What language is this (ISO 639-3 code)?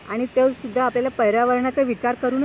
mar